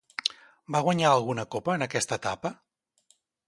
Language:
Catalan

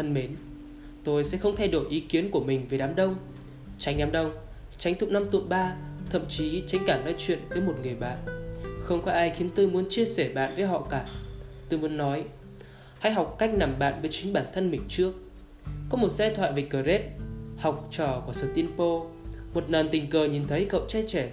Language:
Vietnamese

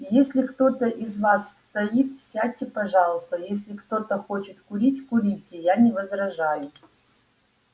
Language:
Russian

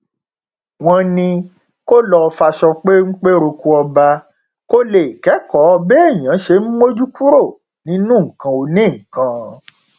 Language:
Yoruba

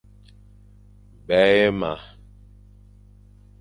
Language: Fang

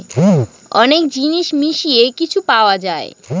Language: Bangla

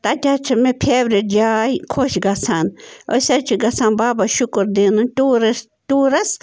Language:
Kashmiri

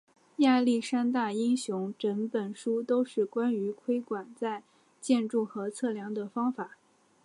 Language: Chinese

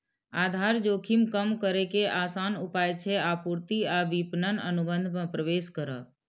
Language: Maithili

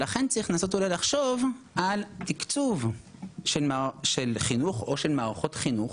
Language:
Hebrew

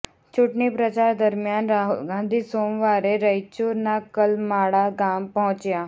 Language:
Gujarati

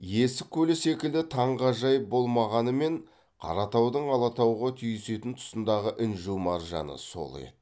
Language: Kazakh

